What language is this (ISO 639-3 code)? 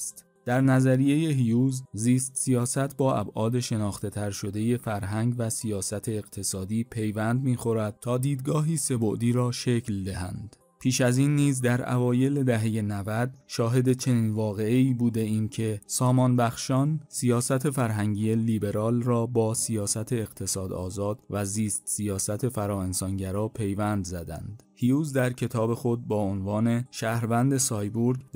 fas